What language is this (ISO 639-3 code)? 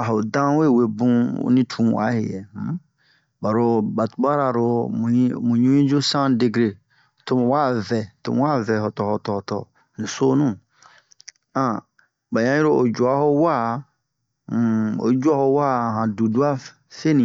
bmq